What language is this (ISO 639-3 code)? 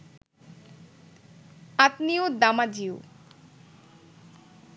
ben